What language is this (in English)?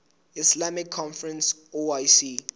Southern Sotho